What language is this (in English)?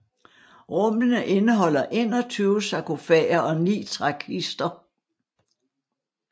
Danish